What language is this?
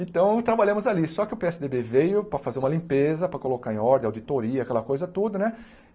Portuguese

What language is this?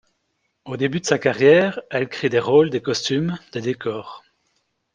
French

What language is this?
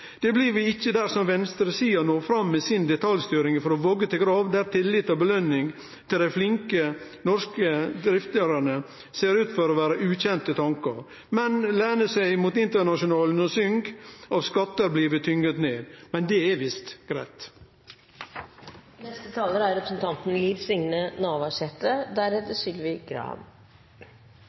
Norwegian Nynorsk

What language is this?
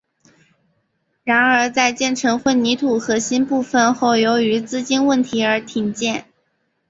Chinese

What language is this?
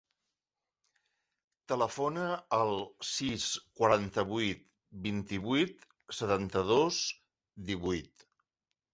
Catalan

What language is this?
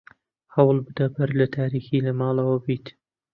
Central Kurdish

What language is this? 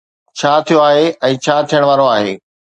Sindhi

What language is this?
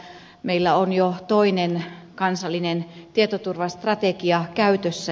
Finnish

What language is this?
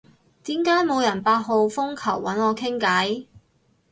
Cantonese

